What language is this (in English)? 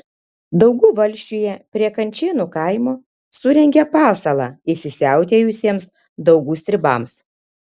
Lithuanian